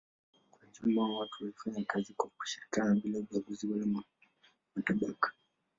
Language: Swahili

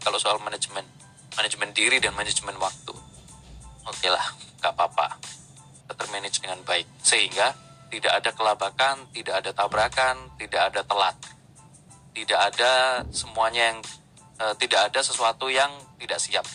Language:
Indonesian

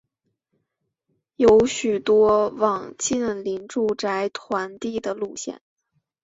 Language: Chinese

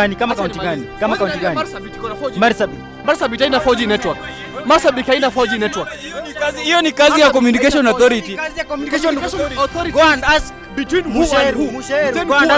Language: Swahili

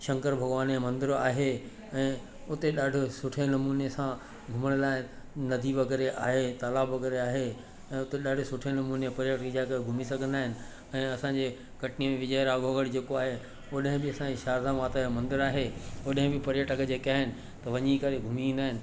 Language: Sindhi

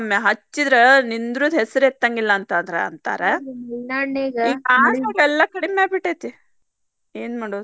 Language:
Kannada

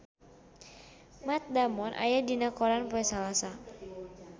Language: Sundanese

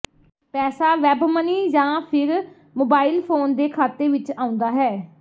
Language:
Punjabi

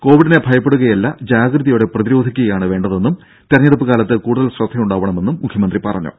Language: Malayalam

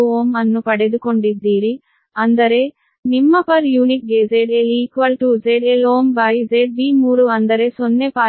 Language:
Kannada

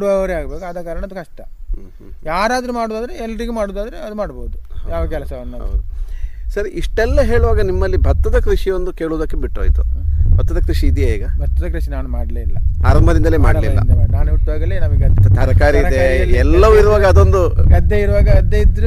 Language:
Kannada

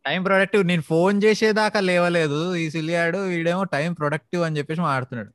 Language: Telugu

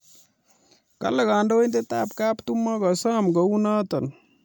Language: Kalenjin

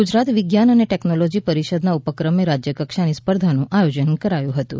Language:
Gujarati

